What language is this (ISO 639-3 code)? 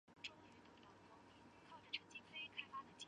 zho